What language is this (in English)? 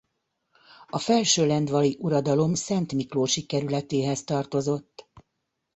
Hungarian